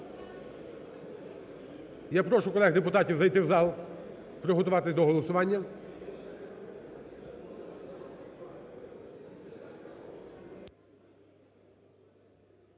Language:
Ukrainian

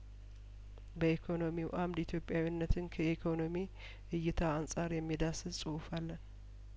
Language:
Amharic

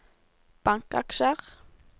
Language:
Norwegian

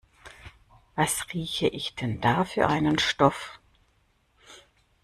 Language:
German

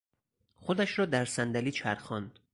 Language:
Persian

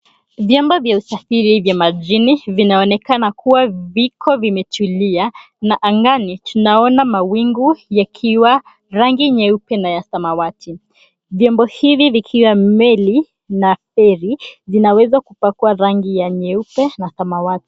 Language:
Swahili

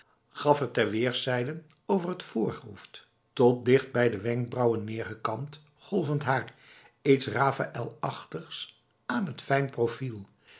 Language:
Dutch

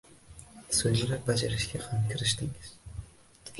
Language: Uzbek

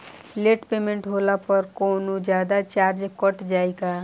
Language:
Bhojpuri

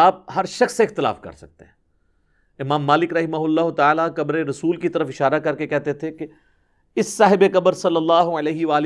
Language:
Urdu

